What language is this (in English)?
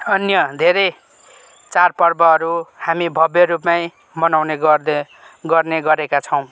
Nepali